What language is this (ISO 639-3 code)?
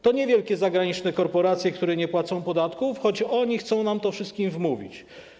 pol